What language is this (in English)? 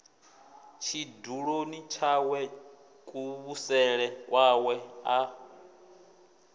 Venda